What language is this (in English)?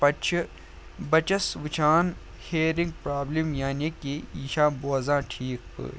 Kashmiri